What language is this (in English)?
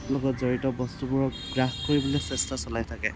Assamese